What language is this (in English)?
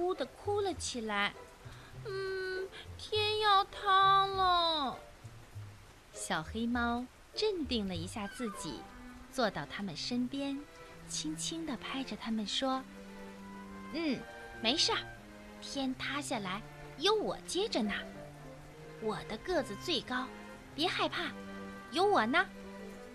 Chinese